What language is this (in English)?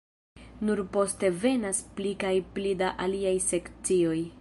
Esperanto